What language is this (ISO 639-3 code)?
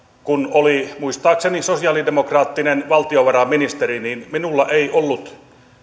fin